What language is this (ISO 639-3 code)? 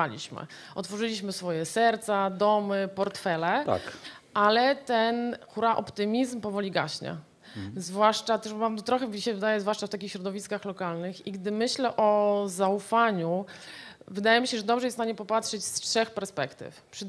pol